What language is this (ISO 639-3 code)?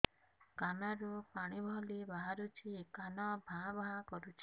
ori